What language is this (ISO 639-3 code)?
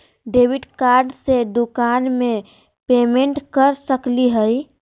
mag